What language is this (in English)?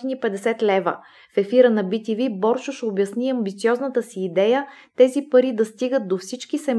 Bulgarian